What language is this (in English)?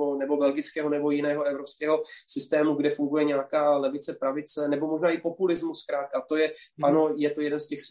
Czech